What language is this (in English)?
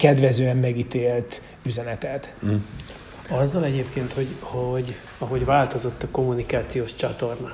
Hungarian